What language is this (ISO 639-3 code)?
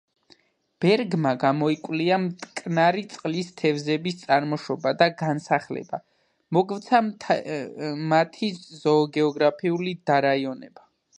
kat